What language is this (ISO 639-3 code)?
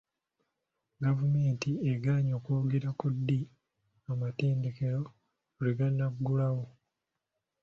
lug